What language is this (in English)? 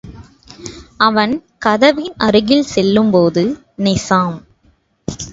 Tamil